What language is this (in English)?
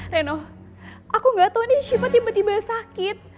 Indonesian